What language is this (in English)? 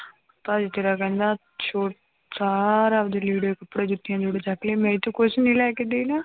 Punjabi